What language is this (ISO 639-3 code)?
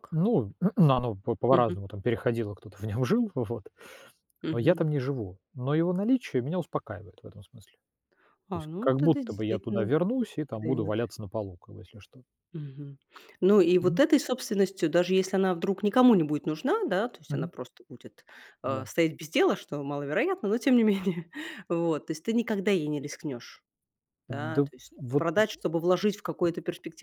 rus